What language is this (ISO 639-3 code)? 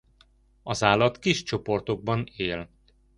hun